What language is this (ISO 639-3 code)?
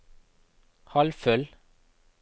nor